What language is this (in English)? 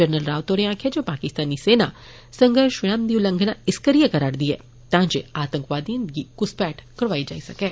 Dogri